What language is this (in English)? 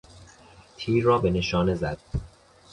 Persian